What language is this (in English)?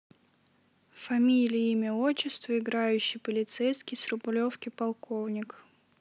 Russian